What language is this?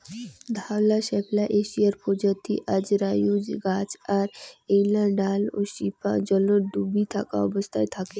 Bangla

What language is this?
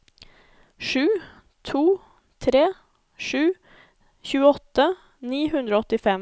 Norwegian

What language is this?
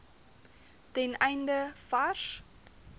Afrikaans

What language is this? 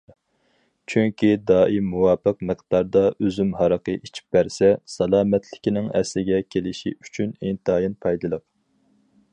Uyghur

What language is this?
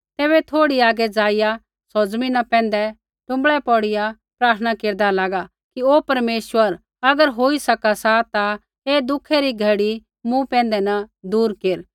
Kullu Pahari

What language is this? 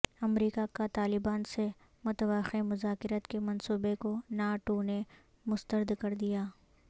Urdu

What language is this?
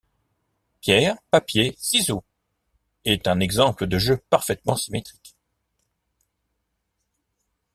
French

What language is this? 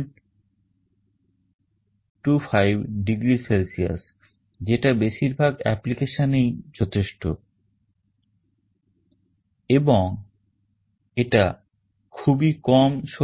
Bangla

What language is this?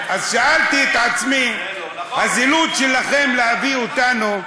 Hebrew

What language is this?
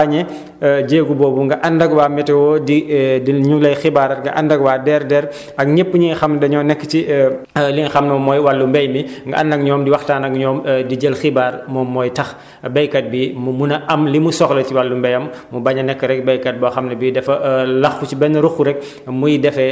Wolof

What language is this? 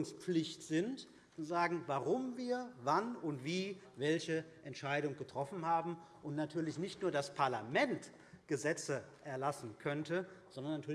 German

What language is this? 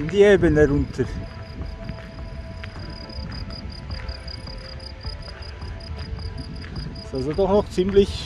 German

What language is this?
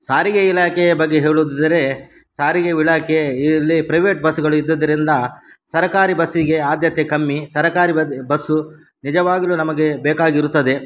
Kannada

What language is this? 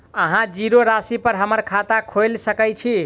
Maithili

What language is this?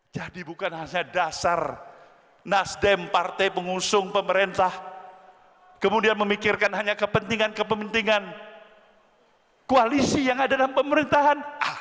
Indonesian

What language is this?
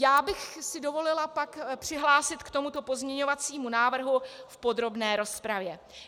Czech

